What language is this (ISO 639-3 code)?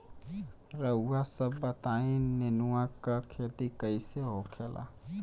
bho